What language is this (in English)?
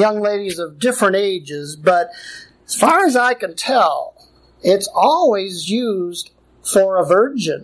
English